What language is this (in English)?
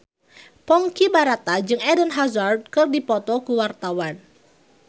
Sundanese